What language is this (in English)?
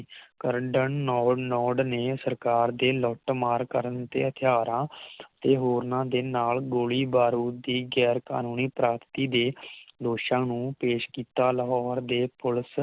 Punjabi